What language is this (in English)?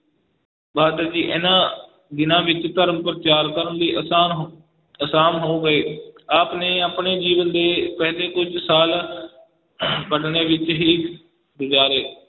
Punjabi